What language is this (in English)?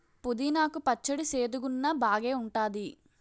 Telugu